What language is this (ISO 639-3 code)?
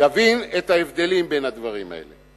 heb